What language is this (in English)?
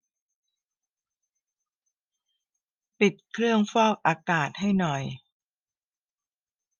Thai